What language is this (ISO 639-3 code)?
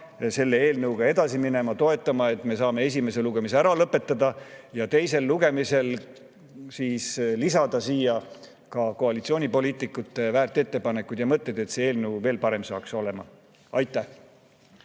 est